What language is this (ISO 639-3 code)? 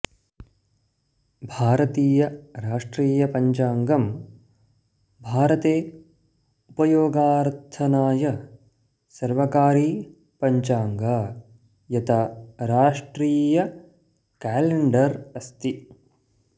san